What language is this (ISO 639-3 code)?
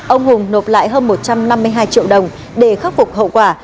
vie